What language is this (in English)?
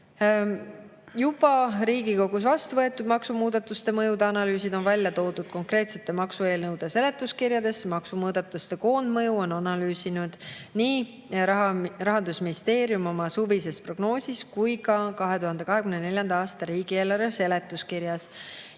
Estonian